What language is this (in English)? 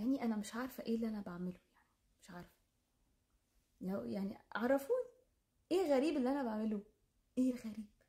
Arabic